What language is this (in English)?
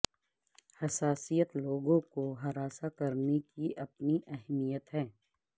Urdu